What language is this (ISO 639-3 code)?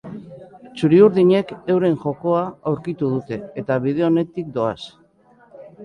eus